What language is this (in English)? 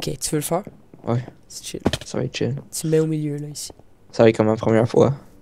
French